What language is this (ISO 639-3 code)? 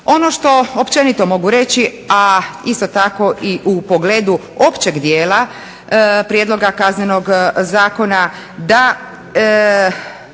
hrv